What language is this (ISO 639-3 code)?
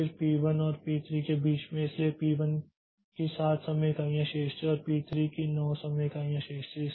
hin